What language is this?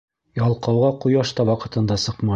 Bashkir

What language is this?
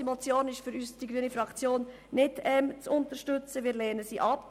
Swiss German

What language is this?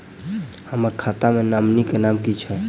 Maithili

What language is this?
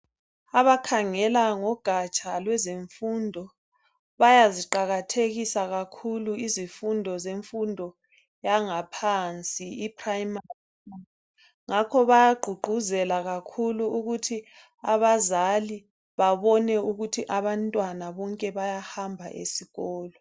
North Ndebele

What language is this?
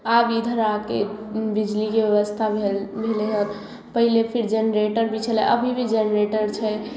Maithili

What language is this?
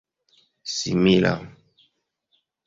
Esperanto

